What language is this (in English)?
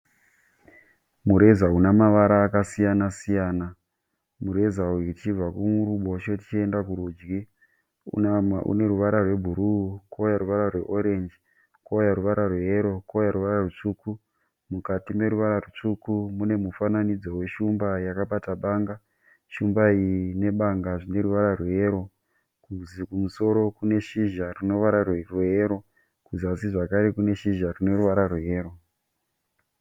Shona